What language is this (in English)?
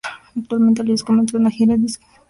Spanish